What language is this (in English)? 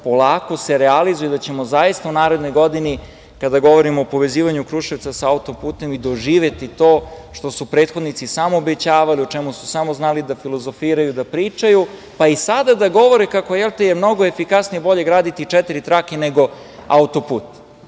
Serbian